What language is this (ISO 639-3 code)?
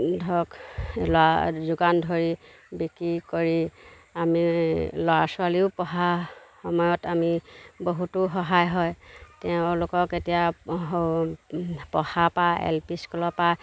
asm